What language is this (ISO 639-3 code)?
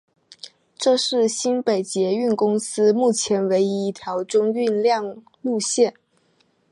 zho